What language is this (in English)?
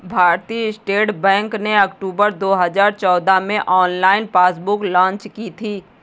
Hindi